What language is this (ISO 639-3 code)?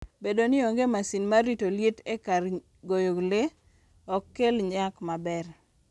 luo